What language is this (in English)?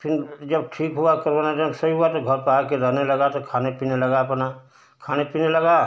Hindi